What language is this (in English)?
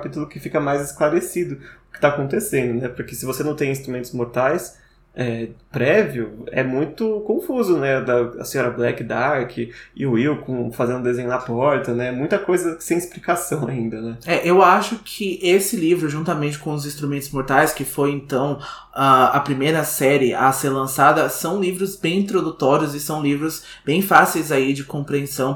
Portuguese